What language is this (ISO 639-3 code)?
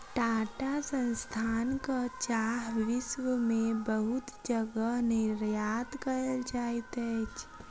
mai